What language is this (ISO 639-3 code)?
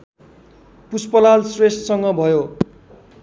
nep